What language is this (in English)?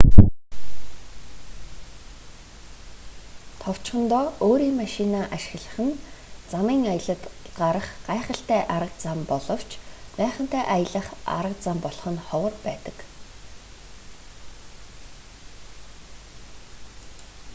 Mongolian